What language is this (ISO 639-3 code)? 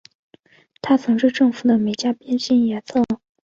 zho